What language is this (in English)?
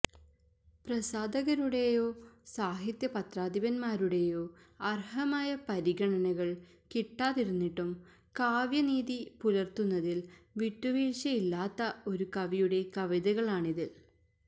Malayalam